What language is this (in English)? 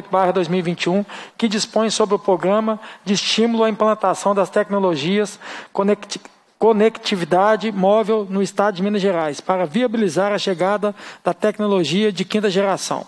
Portuguese